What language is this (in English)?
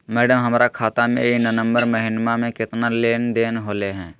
Magahi